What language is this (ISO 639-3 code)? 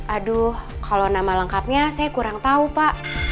ind